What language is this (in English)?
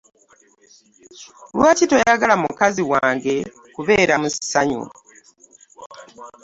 Ganda